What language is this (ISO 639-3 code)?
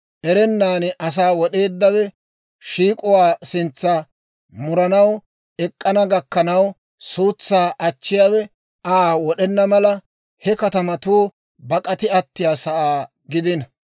dwr